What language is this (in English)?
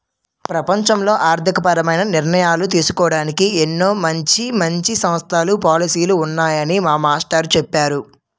Telugu